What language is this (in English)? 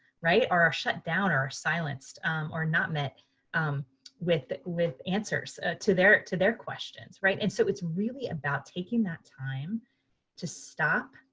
English